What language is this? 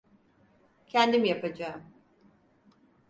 Turkish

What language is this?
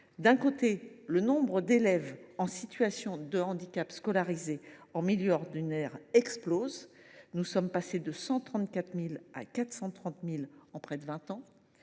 French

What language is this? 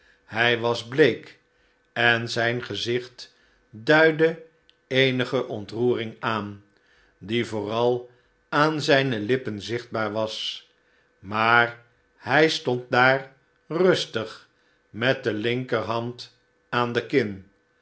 Dutch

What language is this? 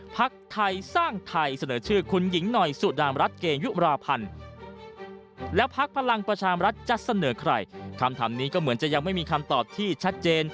Thai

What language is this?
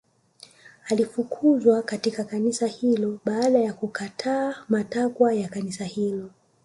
Swahili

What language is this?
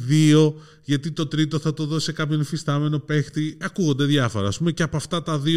Greek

